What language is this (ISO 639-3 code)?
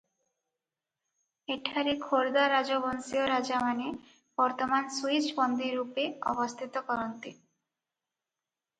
ori